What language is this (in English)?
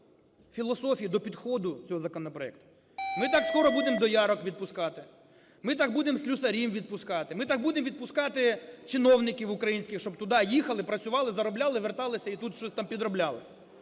Ukrainian